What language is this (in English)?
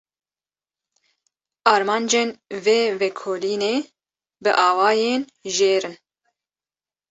Kurdish